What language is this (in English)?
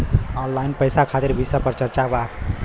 Bhojpuri